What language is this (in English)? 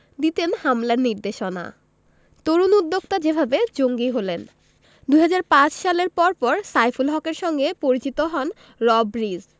Bangla